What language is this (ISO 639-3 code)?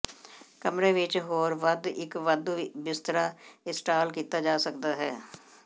pan